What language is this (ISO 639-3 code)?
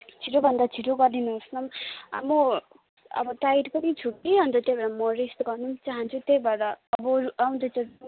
nep